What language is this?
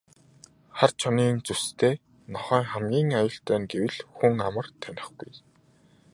Mongolian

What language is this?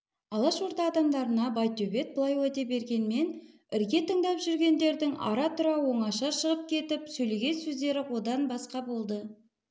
Kazakh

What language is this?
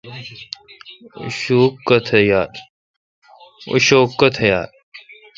Kalkoti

